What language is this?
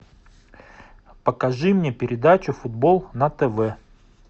Russian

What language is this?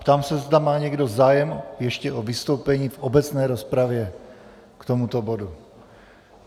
Czech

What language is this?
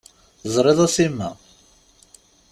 Kabyle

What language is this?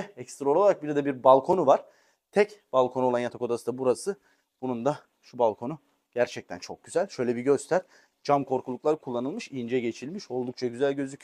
Turkish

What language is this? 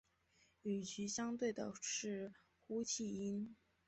Chinese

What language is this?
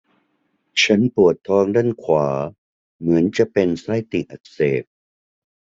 Thai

